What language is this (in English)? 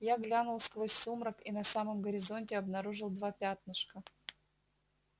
Russian